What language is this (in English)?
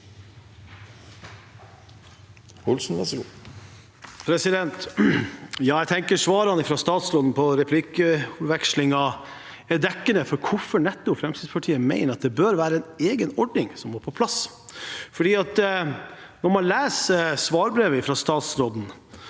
Norwegian